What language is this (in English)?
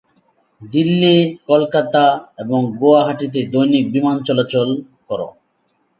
Bangla